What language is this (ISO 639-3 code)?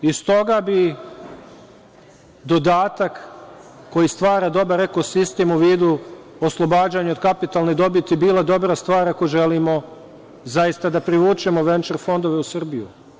srp